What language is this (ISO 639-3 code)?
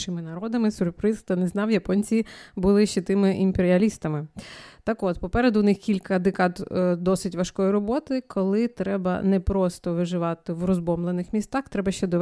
ukr